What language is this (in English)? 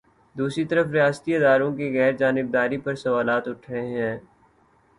Urdu